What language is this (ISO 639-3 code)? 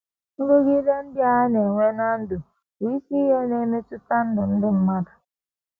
ibo